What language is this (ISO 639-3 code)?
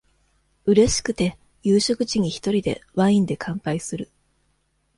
jpn